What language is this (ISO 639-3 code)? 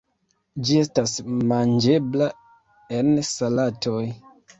epo